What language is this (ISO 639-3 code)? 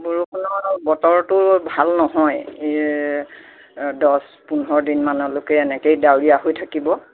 asm